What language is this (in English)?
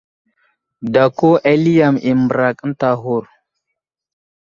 Wuzlam